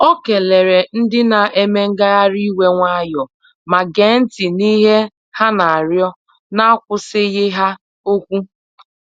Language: Igbo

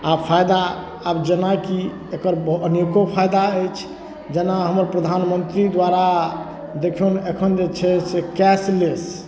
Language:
Maithili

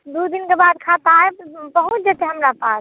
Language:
Maithili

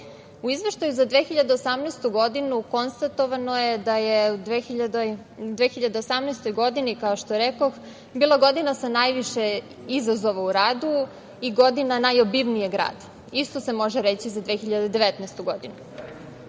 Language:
Serbian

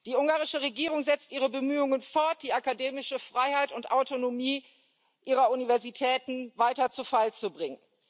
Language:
German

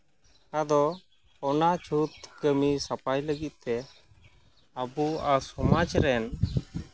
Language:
Santali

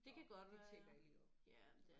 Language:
Danish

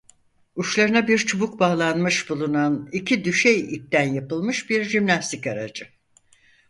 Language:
Turkish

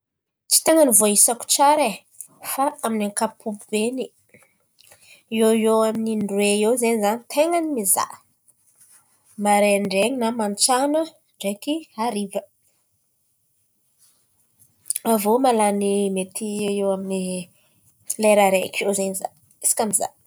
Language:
Antankarana Malagasy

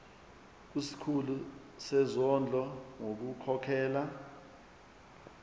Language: Zulu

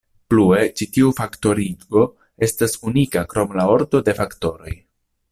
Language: Esperanto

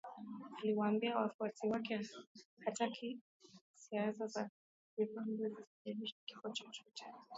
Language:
Swahili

